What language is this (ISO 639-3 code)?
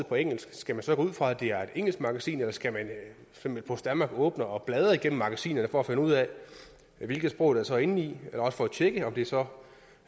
dan